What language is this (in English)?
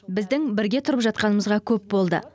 Kazakh